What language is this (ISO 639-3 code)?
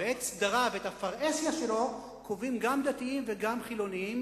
heb